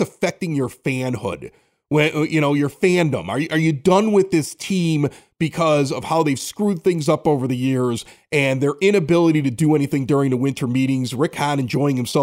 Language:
English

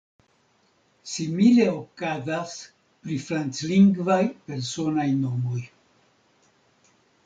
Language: Esperanto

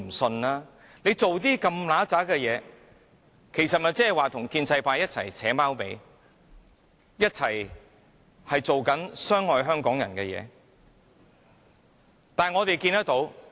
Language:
Cantonese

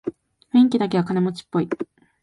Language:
Japanese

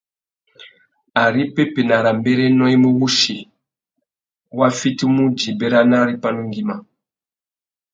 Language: Tuki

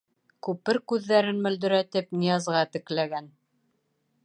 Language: Bashkir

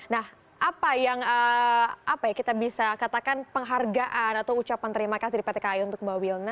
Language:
Indonesian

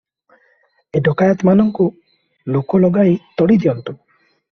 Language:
Odia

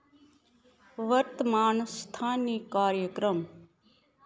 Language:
Dogri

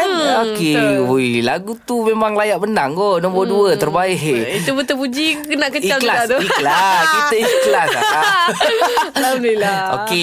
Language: Malay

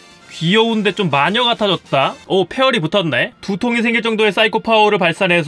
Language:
Korean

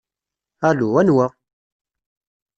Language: Kabyle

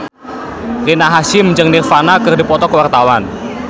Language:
Sundanese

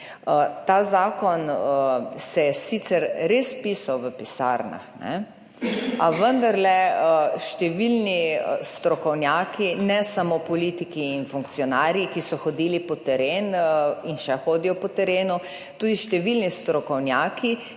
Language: Slovenian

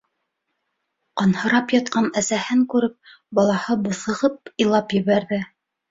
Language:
Bashkir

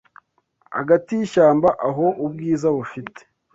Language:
Kinyarwanda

